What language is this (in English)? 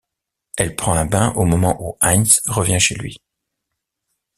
French